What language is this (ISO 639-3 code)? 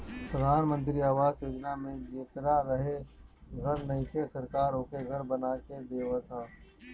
bho